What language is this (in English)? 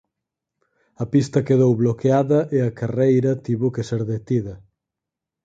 Galician